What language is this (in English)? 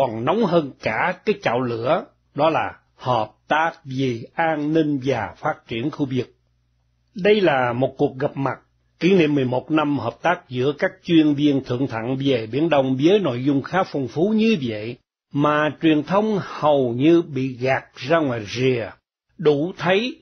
Vietnamese